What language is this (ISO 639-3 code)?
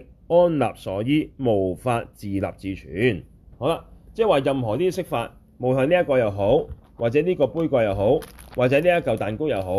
zho